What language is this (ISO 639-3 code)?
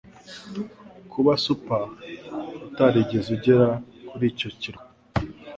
kin